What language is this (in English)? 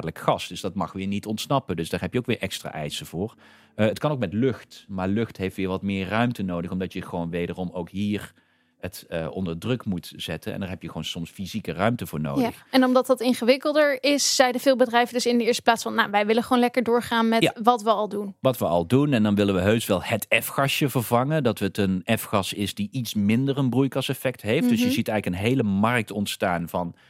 Dutch